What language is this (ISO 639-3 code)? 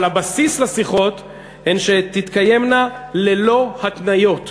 heb